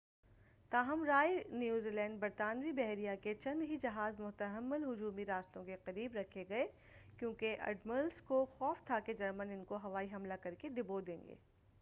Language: Urdu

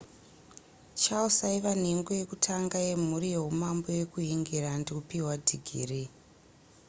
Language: Shona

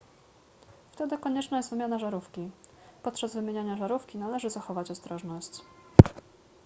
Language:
Polish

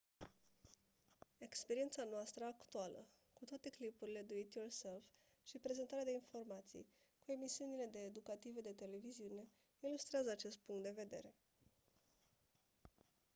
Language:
Romanian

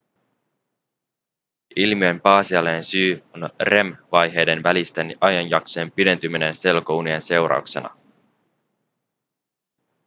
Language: Finnish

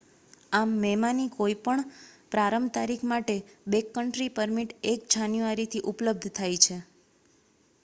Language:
Gujarati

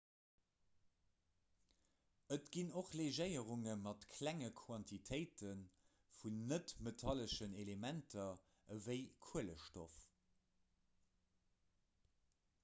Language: Luxembourgish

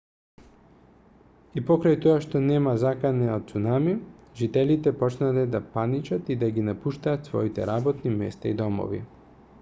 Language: Macedonian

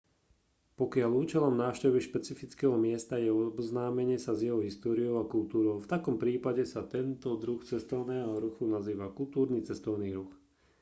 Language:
Slovak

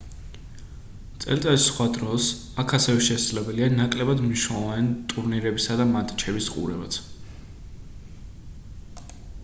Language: Georgian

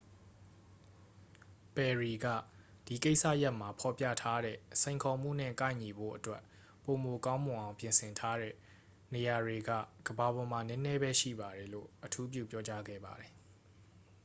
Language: Burmese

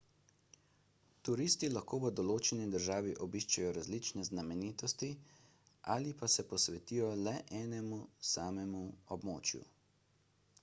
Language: Slovenian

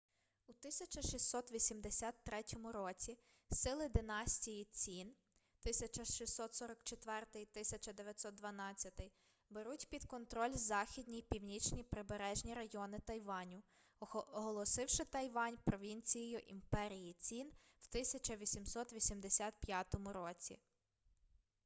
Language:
Ukrainian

